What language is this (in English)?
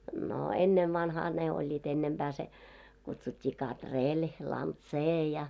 Finnish